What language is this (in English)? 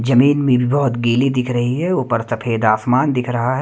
Hindi